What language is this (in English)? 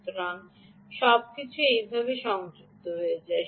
Bangla